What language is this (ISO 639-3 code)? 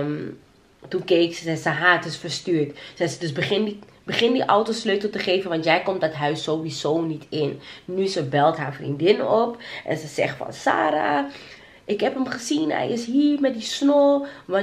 nld